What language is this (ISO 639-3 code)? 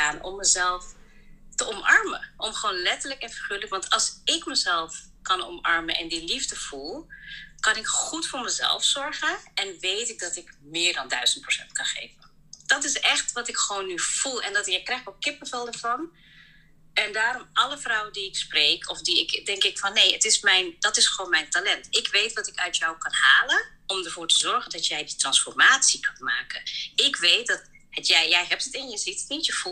nld